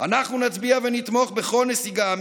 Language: Hebrew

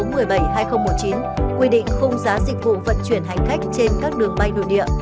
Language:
Vietnamese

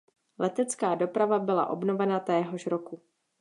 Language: Czech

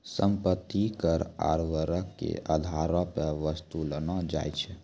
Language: Maithili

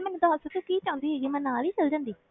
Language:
Punjabi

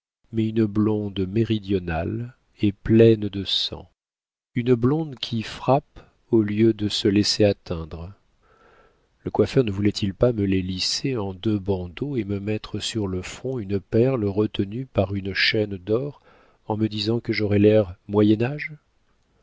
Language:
French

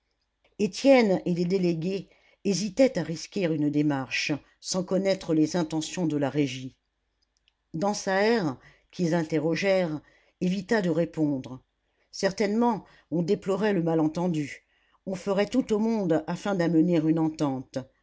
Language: French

